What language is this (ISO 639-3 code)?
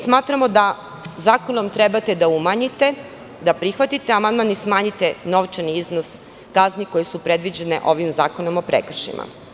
srp